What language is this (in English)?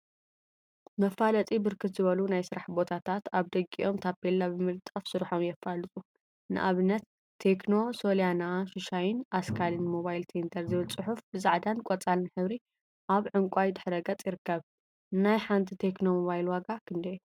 Tigrinya